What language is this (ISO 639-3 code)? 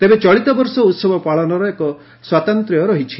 ori